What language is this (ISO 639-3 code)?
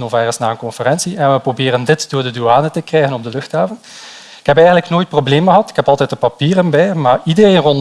nld